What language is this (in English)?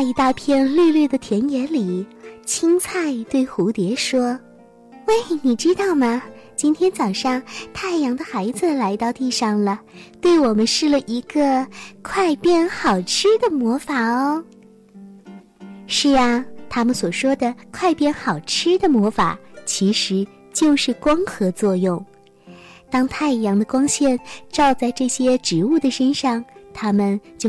Chinese